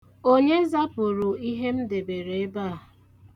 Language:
Igbo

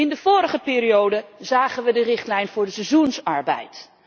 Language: Dutch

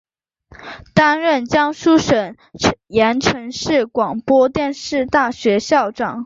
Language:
Chinese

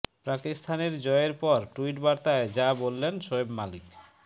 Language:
Bangla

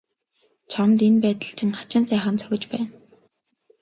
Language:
Mongolian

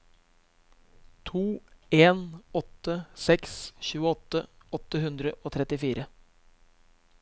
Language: Norwegian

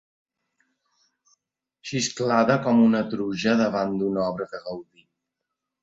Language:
Catalan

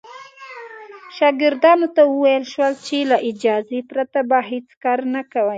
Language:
Pashto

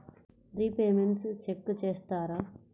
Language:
Telugu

